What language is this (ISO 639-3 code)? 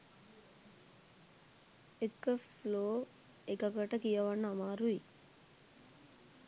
sin